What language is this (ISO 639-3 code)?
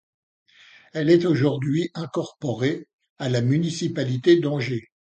fra